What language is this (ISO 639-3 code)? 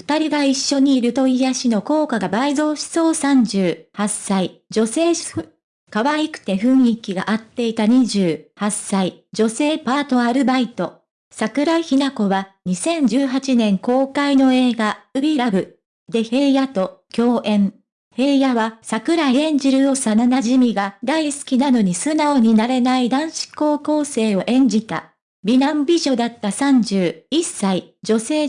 jpn